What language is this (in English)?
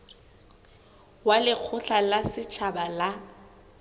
Southern Sotho